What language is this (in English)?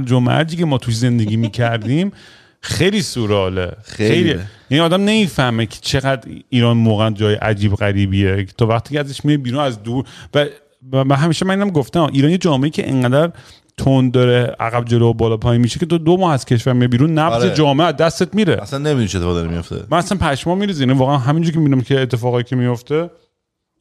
Persian